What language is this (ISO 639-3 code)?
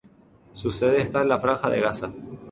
spa